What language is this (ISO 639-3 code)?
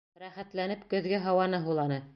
bak